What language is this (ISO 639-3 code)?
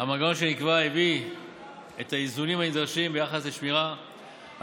heb